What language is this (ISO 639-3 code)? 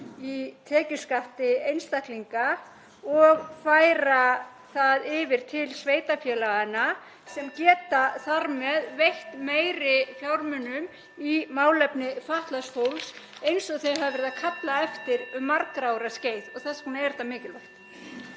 isl